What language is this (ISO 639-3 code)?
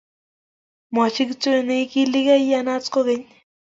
kln